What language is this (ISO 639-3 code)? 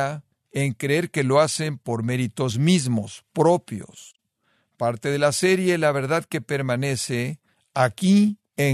spa